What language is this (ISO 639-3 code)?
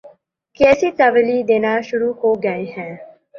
urd